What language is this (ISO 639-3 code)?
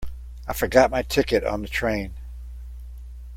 eng